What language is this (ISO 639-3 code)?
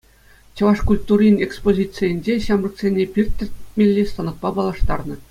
chv